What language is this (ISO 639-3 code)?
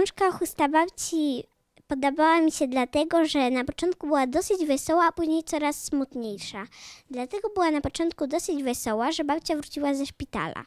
pol